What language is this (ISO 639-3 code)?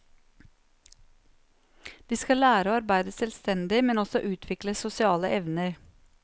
nor